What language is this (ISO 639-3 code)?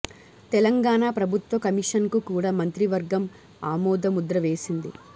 tel